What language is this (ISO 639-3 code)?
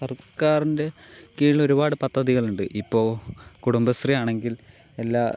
mal